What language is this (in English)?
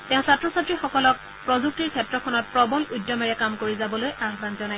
Assamese